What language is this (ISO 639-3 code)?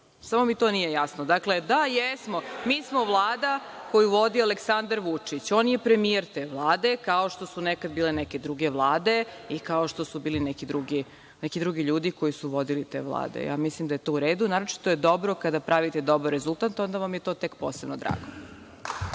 srp